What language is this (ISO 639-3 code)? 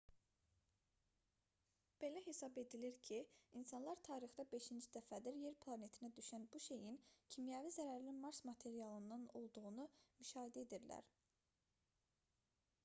aze